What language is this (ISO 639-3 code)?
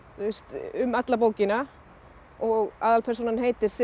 isl